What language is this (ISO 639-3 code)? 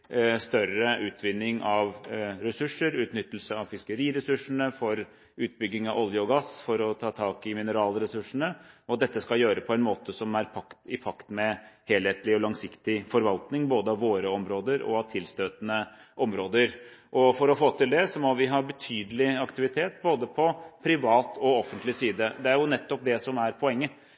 nob